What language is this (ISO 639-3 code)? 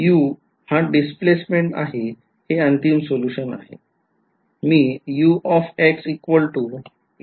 mar